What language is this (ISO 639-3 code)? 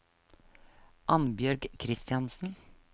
nor